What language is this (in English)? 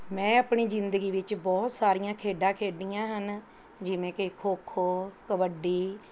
Punjabi